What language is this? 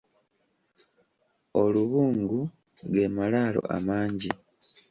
Ganda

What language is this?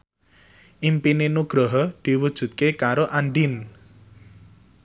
Javanese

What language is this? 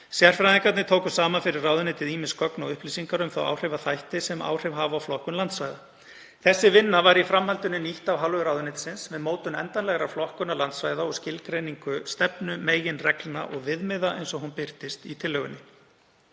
Icelandic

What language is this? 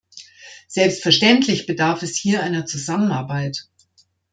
German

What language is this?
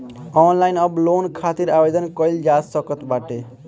Bhojpuri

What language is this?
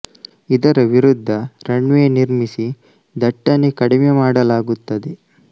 Kannada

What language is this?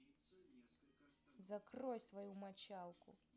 Russian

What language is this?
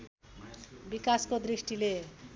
Nepali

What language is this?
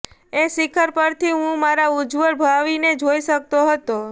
Gujarati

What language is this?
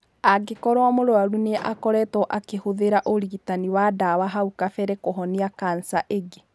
Kikuyu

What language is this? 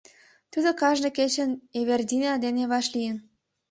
Mari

